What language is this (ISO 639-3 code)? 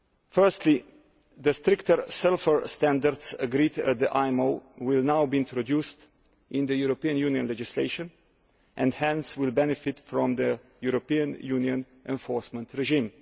eng